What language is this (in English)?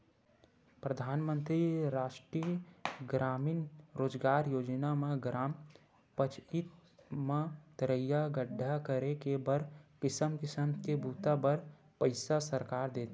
Chhattisgarhi